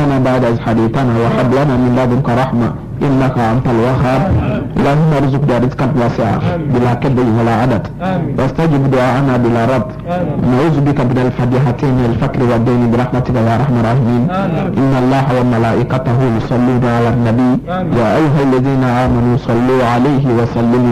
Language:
French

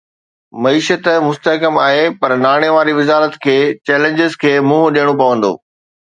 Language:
Sindhi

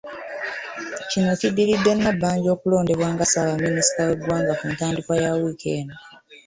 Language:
Ganda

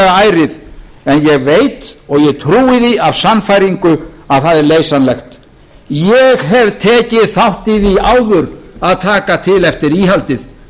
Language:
Icelandic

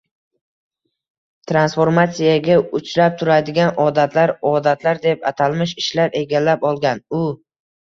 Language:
Uzbek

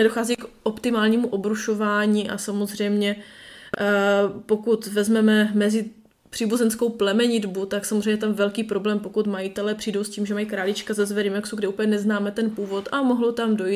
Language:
Czech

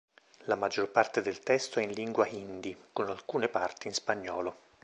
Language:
Italian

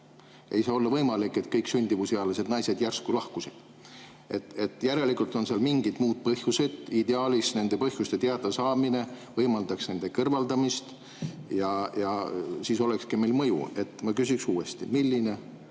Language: Estonian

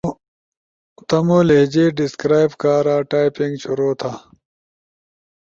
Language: Ushojo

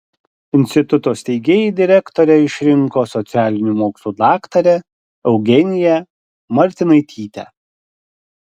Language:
Lithuanian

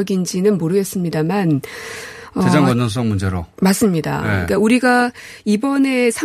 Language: Korean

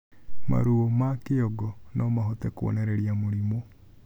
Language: Kikuyu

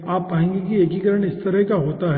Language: Hindi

